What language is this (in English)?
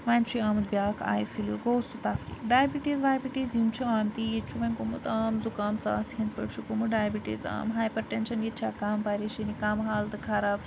Kashmiri